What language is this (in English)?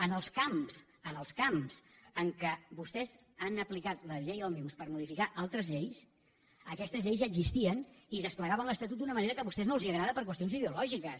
Catalan